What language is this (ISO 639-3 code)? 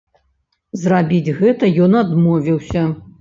bel